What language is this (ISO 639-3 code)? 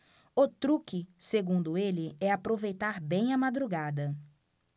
por